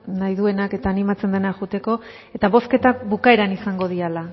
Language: Basque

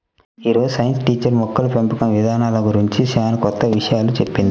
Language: Telugu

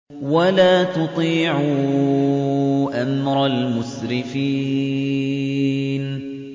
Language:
Arabic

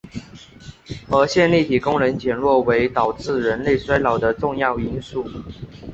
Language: Chinese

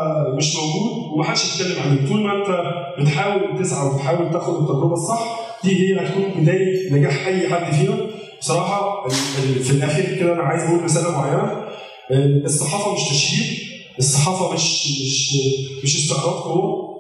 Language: Arabic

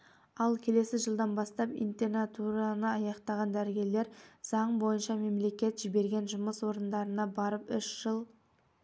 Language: Kazakh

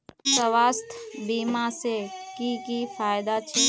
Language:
Magahi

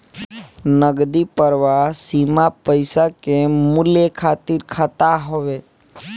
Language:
Bhojpuri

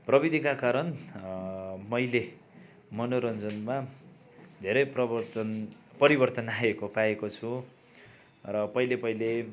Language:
Nepali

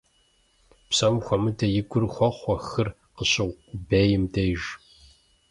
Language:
Kabardian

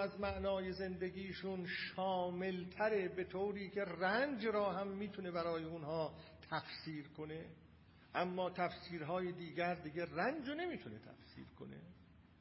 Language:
Persian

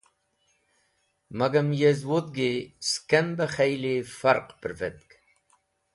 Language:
Wakhi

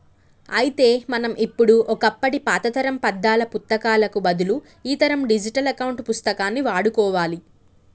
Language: Telugu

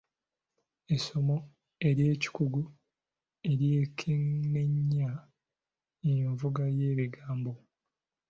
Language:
Ganda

